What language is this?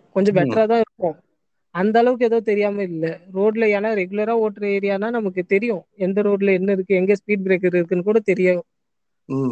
Tamil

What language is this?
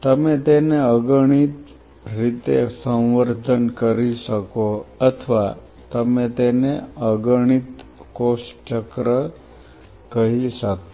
Gujarati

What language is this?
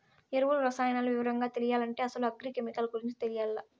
Telugu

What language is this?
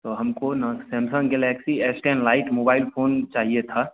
Hindi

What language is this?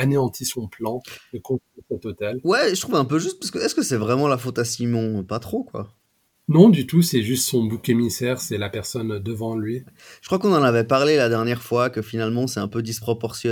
French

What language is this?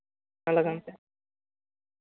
Santali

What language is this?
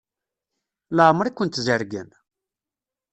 Kabyle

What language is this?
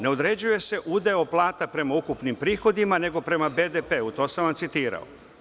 Serbian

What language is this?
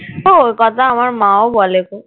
Bangla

